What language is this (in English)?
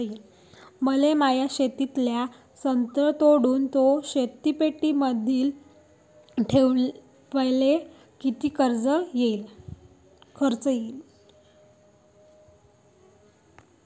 Marathi